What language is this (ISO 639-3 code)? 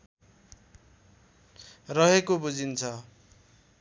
nep